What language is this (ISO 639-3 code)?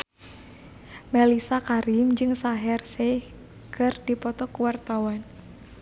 sun